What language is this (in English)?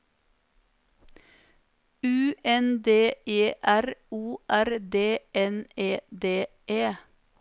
Norwegian